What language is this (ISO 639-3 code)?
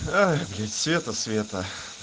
rus